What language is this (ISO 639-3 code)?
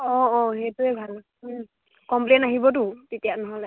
asm